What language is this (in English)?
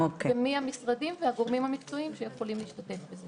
Hebrew